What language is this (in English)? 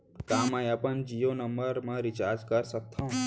Chhattisgarhi